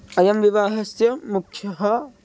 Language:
Sanskrit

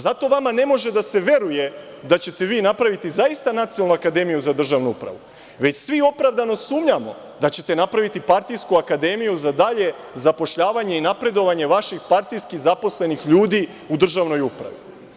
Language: Serbian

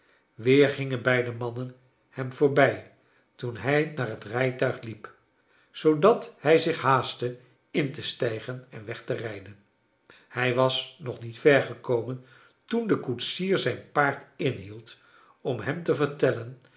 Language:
Dutch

